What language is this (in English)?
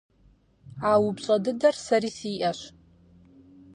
Kabardian